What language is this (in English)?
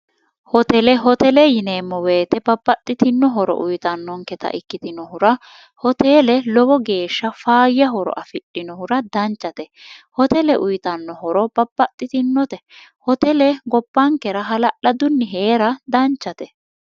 Sidamo